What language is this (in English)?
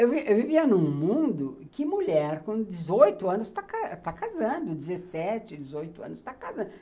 Portuguese